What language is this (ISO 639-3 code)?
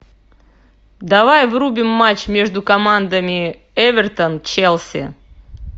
rus